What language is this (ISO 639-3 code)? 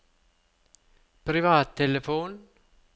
nor